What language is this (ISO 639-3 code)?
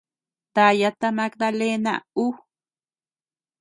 cux